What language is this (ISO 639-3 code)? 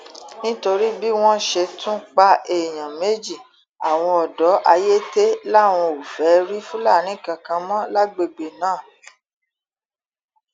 yor